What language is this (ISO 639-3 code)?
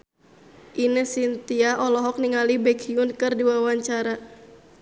sun